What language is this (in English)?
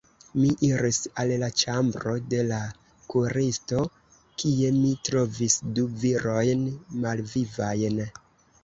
Esperanto